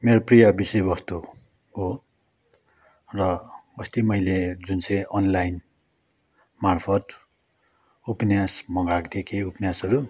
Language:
Nepali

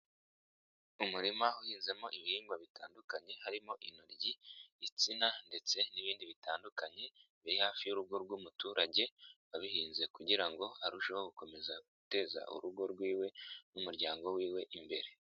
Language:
Kinyarwanda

